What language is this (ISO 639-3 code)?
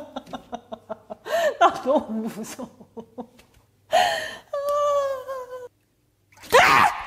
kor